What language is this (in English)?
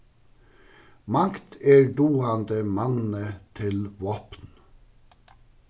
Faroese